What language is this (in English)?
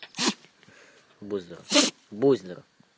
Russian